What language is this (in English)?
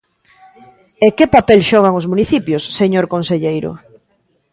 Galician